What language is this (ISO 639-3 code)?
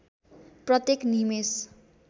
nep